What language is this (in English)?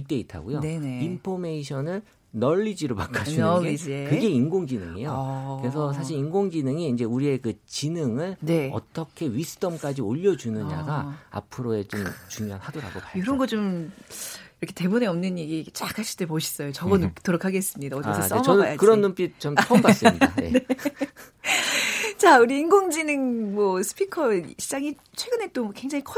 Korean